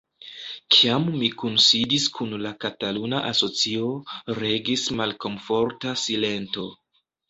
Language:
Esperanto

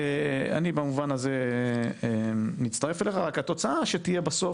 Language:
Hebrew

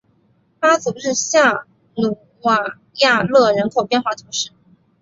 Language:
Chinese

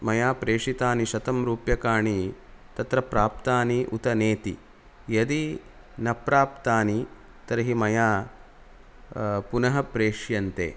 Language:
Sanskrit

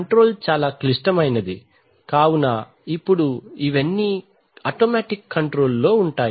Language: Telugu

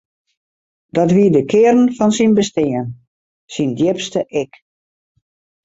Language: Western Frisian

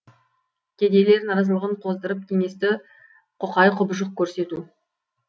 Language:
Kazakh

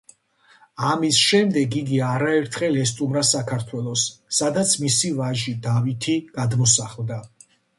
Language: Georgian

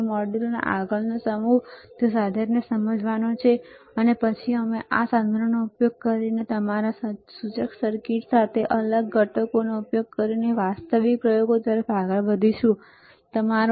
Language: Gujarati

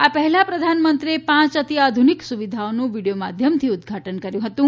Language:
Gujarati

